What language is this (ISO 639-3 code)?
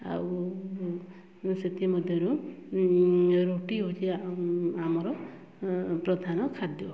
ori